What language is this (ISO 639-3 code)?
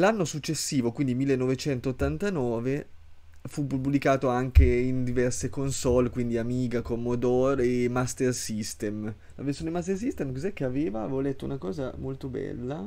ita